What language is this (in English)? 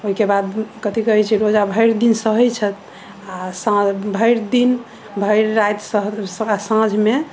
Maithili